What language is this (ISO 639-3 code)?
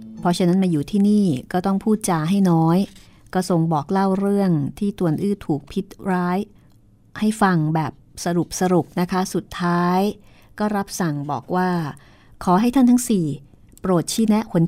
tha